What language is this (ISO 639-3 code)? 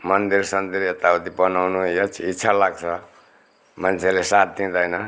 nep